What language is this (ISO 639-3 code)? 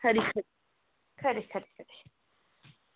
doi